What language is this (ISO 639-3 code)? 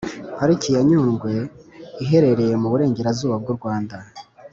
kin